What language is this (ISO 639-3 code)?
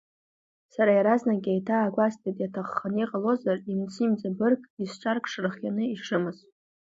abk